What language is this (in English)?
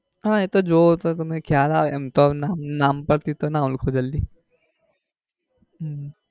Gujarati